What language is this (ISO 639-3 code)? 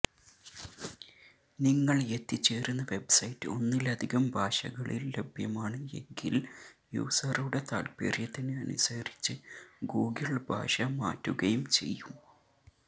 mal